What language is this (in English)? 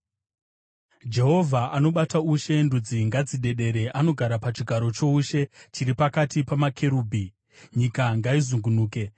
Shona